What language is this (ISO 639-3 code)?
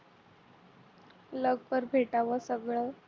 mar